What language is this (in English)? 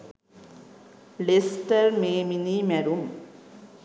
Sinhala